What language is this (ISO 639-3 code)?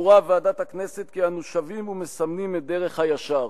heb